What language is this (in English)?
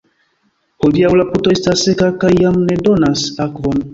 Esperanto